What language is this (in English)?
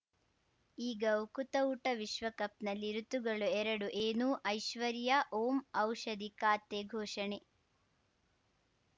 Kannada